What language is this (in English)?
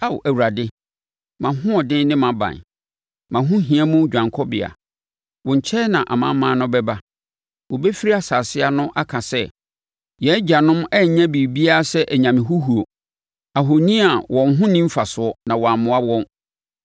Akan